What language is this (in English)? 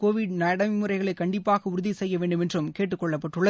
Tamil